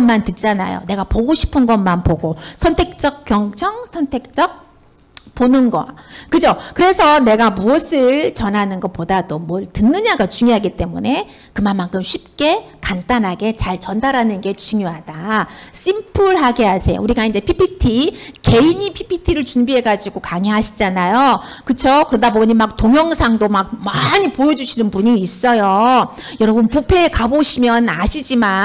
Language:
Korean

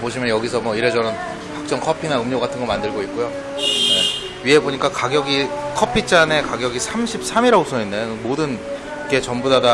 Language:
Korean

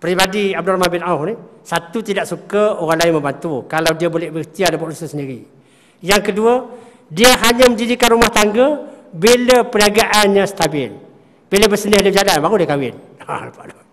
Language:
Malay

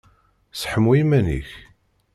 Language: Kabyle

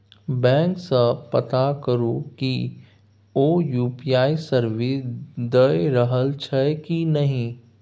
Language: Maithili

